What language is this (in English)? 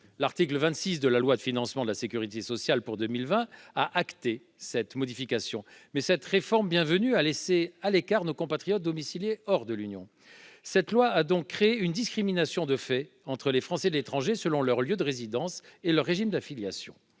French